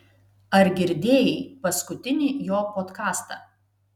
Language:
Lithuanian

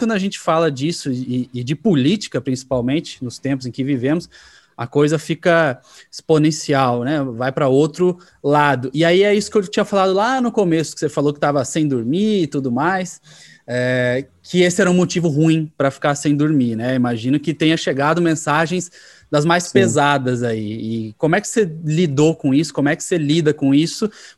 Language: Portuguese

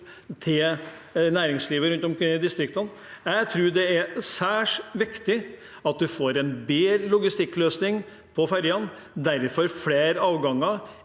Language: Norwegian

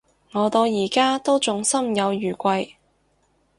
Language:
Cantonese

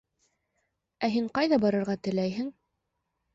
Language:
Bashkir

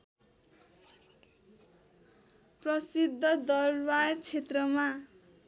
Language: Nepali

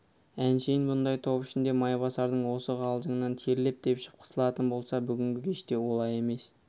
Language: Kazakh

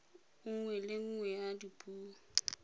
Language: Tswana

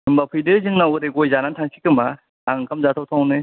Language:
Bodo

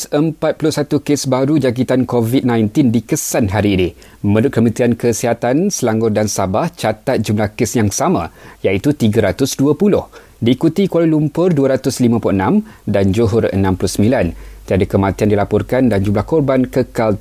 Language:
Malay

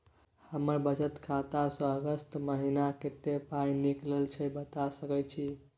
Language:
Maithili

